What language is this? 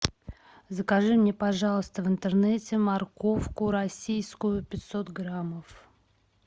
Russian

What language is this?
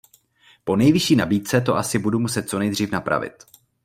Czech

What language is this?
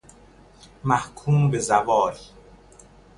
Persian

